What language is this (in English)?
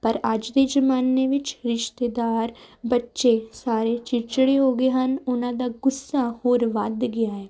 Punjabi